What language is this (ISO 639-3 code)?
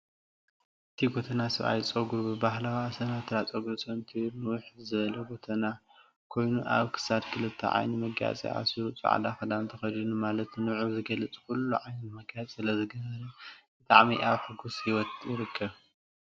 tir